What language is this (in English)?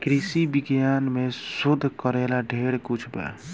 Bhojpuri